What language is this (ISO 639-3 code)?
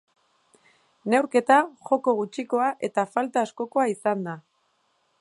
eus